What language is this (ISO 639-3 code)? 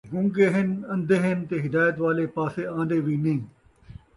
skr